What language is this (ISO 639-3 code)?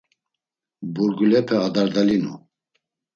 lzz